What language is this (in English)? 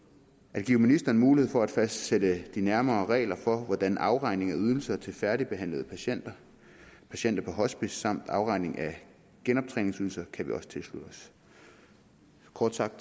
Danish